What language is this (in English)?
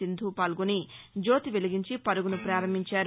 Telugu